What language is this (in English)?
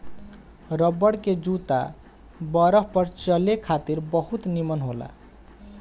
Bhojpuri